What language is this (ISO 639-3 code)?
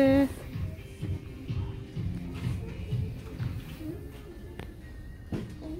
spa